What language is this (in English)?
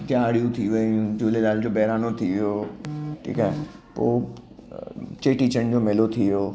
Sindhi